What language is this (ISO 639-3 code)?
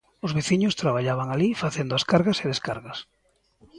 glg